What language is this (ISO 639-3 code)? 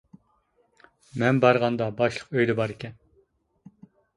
uig